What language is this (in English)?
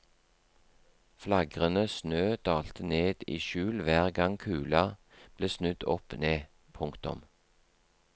Norwegian